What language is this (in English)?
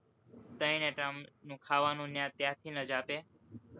Gujarati